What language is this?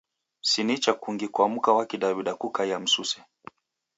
Taita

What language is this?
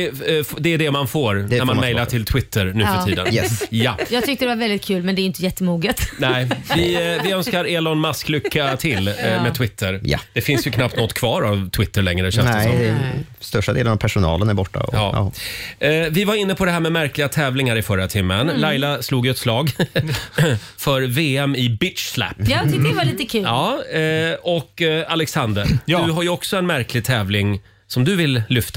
Swedish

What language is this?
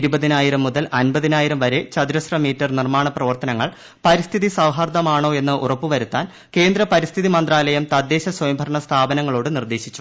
Malayalam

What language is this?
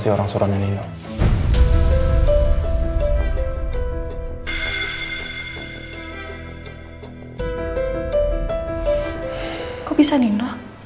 Indonesian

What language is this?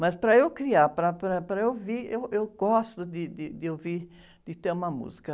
Portuguese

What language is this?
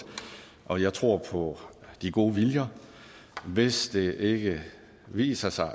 Danish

